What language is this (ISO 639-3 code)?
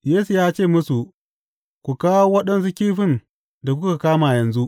hau